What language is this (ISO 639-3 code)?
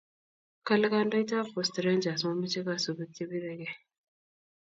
kln